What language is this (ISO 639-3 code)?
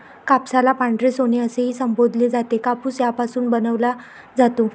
mar